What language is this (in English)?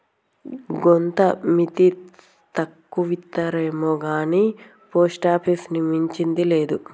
Telugu